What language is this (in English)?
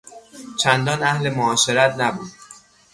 Persian